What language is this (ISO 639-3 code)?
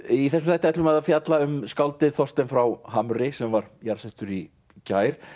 isl